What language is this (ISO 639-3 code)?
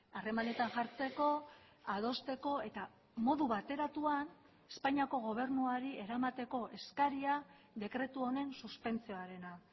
eus